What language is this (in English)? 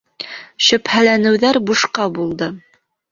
Bashkir